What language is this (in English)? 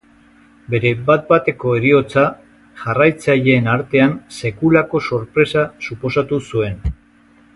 Basque